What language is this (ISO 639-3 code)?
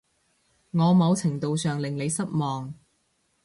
yue